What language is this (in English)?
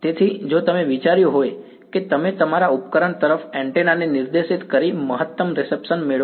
Gujarati